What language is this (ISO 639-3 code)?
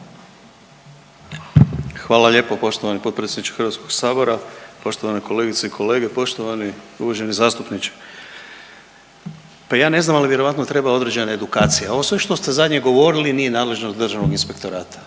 hrv